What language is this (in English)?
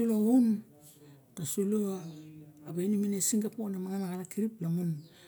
Barok